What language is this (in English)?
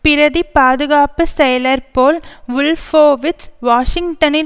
Tamil